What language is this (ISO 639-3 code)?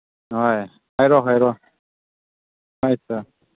mni